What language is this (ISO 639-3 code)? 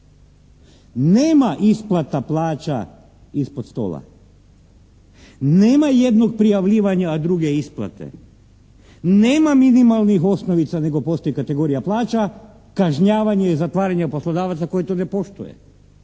hrv